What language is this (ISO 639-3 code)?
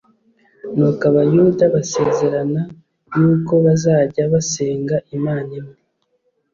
kin